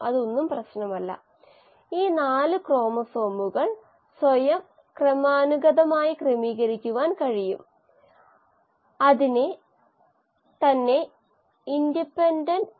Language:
Malayalam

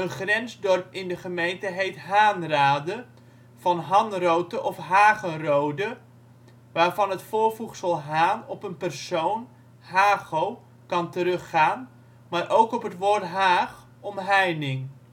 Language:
Dutch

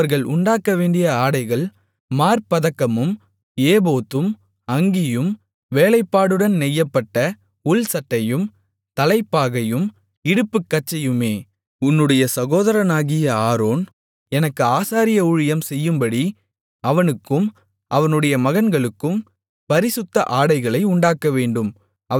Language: Tamil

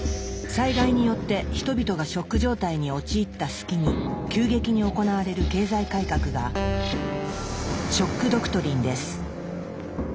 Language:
Japanese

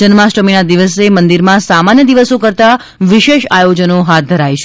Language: Gujarati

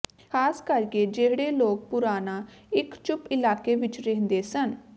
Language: Punjabi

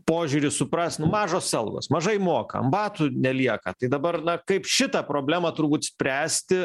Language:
Lithuanian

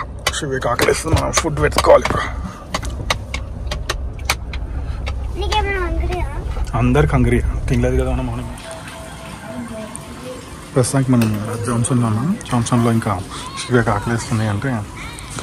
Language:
Telugu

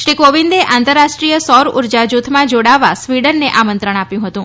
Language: Gujarati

